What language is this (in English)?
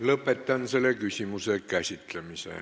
Estonian